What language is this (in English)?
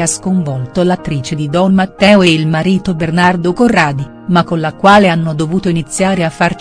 Italian